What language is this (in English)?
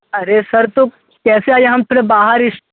Hindi